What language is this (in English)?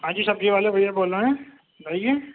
Urdu